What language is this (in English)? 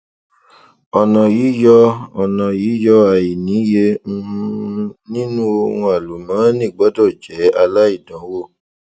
Yoruba